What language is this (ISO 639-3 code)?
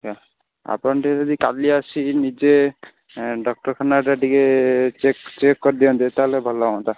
ori